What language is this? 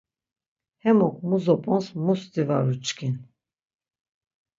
Laz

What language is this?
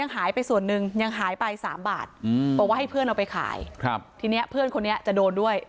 Thai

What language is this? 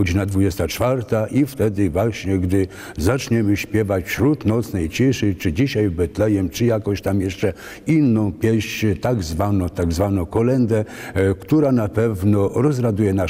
Polish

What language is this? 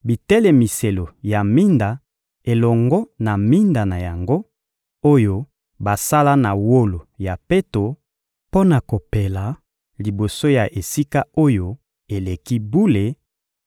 Lingala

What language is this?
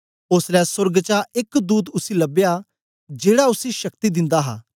Dogri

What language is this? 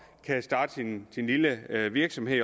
Danish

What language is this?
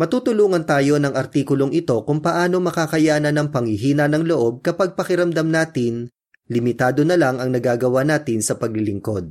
Filipino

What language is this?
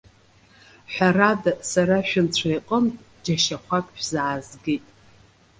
Abkhazian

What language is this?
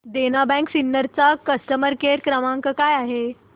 Marathi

